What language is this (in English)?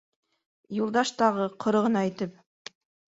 Bashkir